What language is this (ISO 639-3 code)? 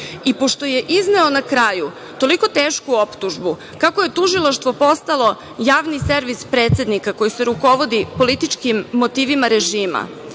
srp